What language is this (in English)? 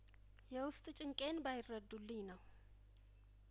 Amharic